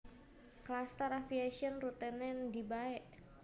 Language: Javanese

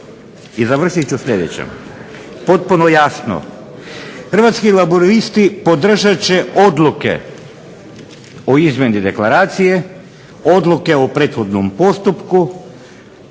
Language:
Croatian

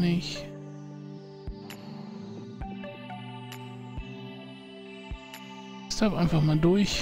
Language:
German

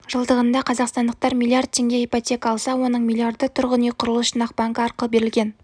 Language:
Kazakh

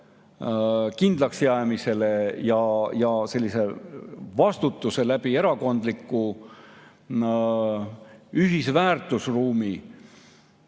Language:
Estonian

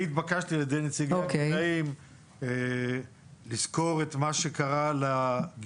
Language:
Hebrew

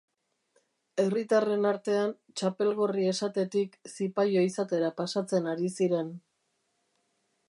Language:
Basque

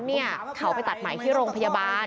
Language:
Thai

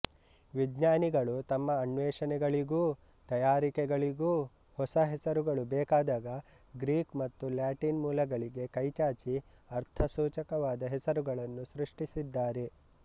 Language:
Kannada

